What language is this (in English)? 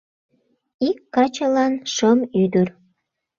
Mari